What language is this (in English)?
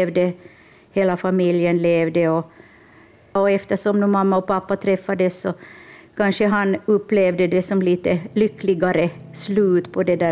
Swedish